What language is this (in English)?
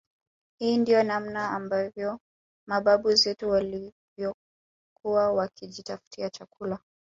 Swahili